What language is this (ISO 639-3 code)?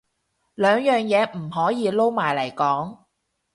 yue